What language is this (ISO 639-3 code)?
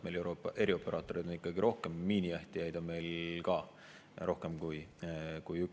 est